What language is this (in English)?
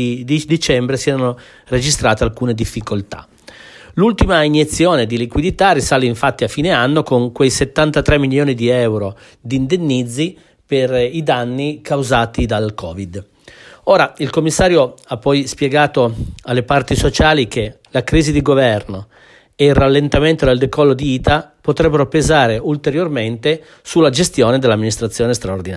Italian